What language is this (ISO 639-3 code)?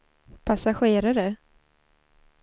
swe